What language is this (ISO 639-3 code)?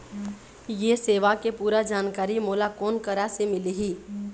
hne